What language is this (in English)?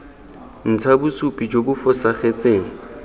Tswana